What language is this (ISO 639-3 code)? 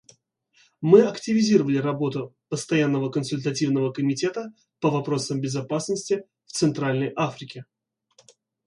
rus